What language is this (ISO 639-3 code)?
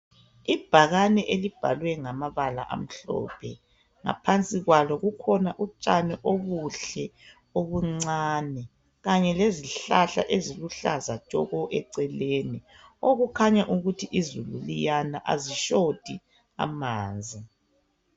nde